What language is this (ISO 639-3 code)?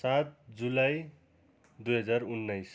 nep